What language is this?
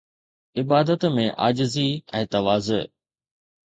Sindhi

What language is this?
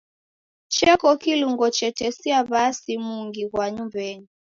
Taita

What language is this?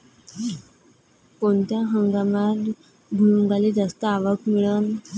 Marathi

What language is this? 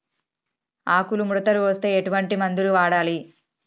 Telugu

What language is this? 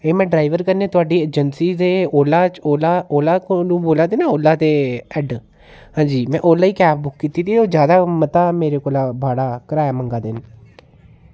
Dogri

